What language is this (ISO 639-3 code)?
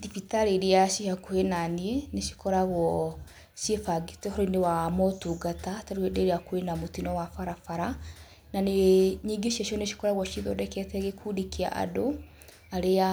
kik